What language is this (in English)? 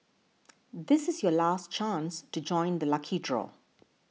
English